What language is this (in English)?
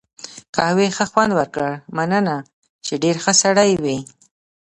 Pashto